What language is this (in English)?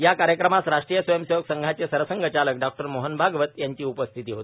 Marathi